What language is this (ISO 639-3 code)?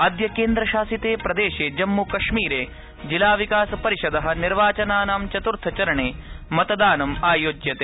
san